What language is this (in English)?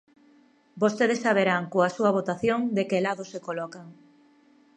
Galician